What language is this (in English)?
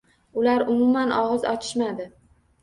Uzbek